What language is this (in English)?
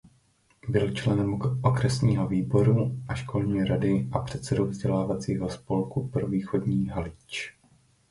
Czech